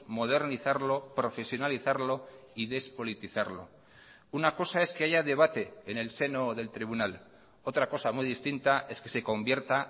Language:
Spanish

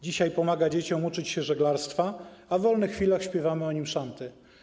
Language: Polish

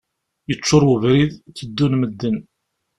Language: Kabyle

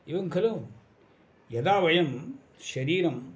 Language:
Sanskrit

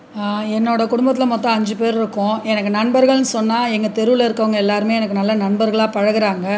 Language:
Tamil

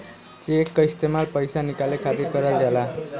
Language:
Bhojpuri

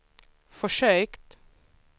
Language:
Swedish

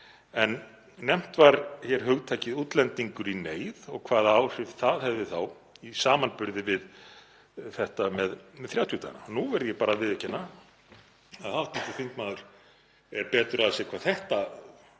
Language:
Icelandic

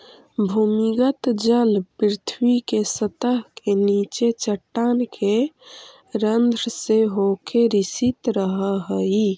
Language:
Magahi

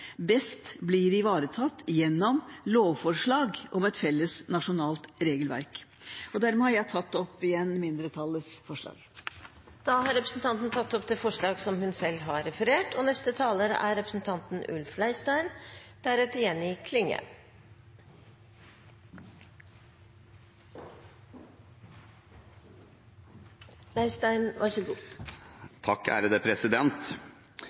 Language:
Norwegian Bokmål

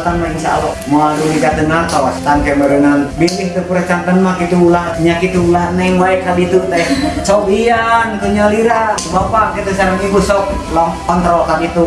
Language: Indonesian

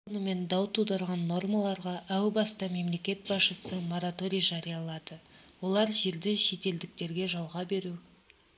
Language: Kazakh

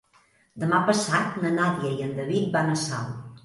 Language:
Catalan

